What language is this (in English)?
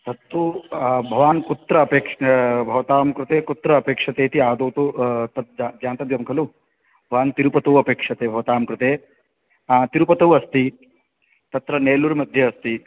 Sanskrit